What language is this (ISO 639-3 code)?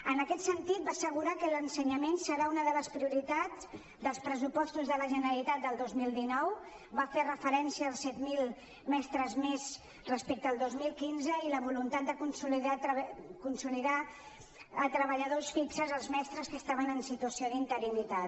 cat